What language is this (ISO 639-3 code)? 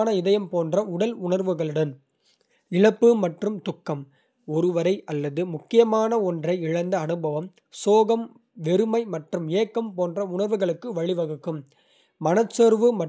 kfe